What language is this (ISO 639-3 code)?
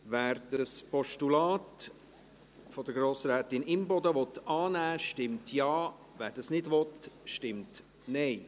gsw